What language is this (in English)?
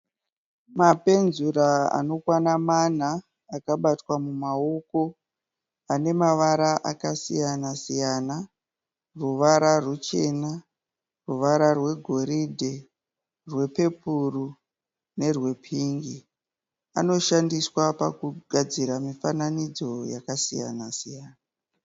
Shona